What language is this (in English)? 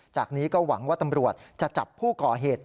Thai